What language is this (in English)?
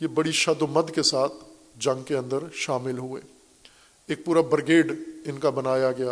Urdu